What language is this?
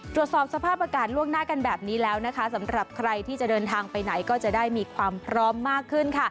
Thai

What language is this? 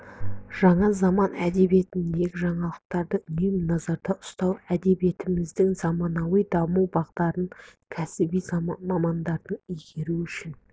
Kazakh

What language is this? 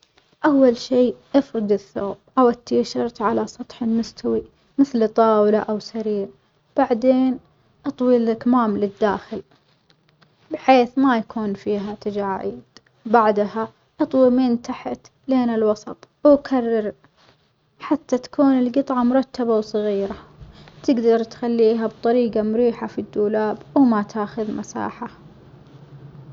Omani Arabic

